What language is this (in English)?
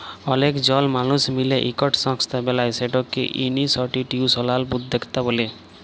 Bangla